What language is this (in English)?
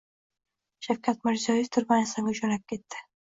Uzbek